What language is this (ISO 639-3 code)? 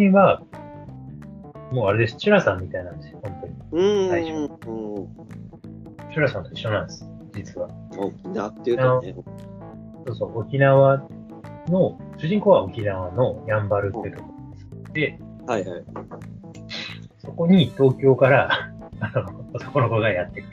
jpn